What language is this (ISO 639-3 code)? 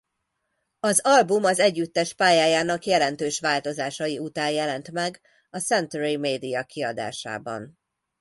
hun